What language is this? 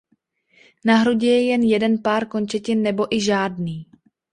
Czech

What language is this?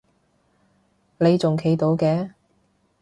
Cantonese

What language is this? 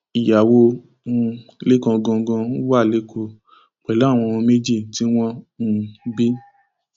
Yoruba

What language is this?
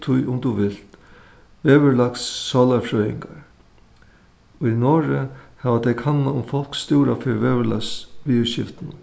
Faroese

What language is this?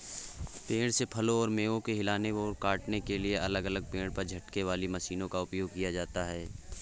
Hindi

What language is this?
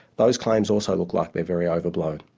English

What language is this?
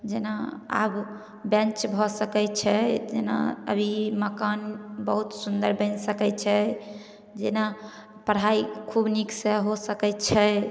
Maithili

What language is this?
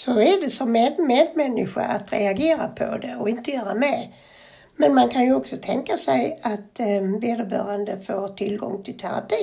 Swedish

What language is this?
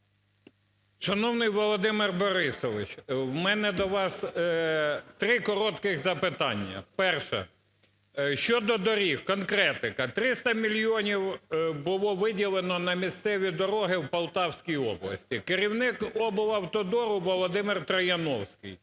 Ukrainian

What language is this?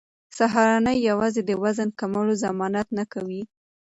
Pashto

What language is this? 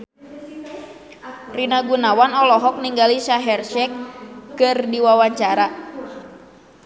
Sundanese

